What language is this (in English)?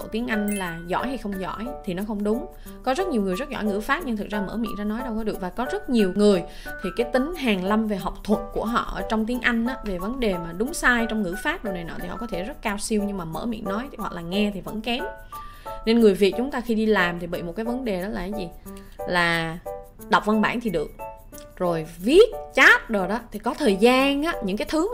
Vietnamese